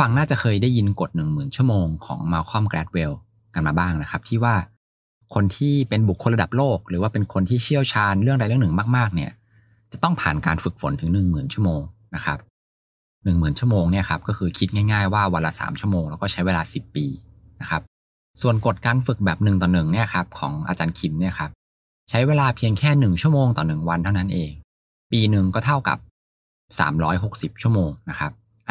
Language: Thai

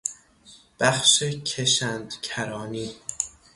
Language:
Persian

